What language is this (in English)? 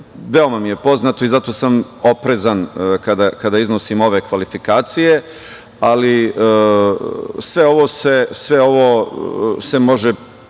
Serbian